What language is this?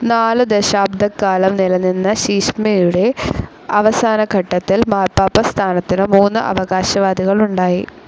Malayalam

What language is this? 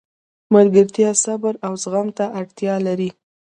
Pashto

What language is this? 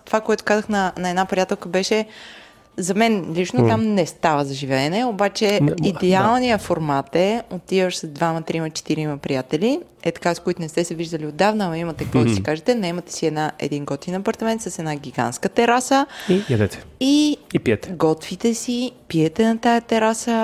Bulgarian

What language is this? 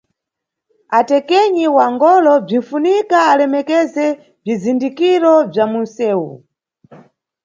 Nyungwe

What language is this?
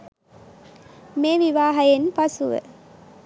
Sinhala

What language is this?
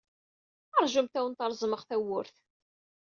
Kabyle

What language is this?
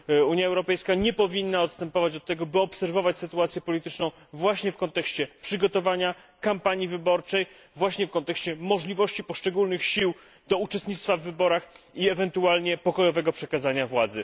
Polish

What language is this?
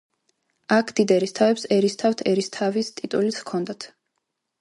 Georgian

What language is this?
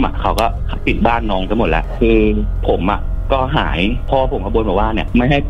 Thai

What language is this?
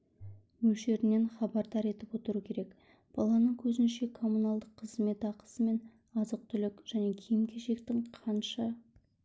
Kazakh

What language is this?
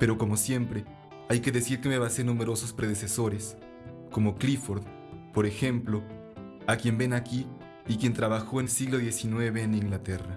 Spanish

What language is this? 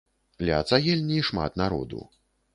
Belarusian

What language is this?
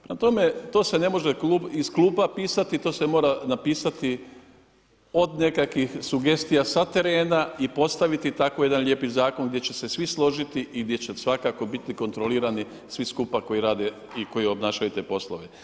Croatian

